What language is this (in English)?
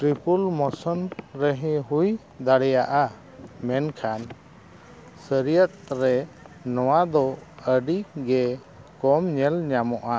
Santali